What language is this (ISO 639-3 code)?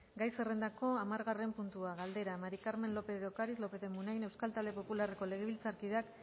eus